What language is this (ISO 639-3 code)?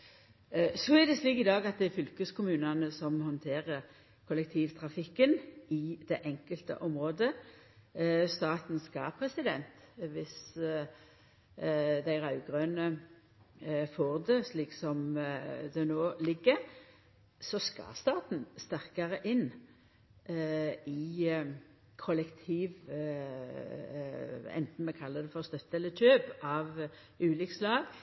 nno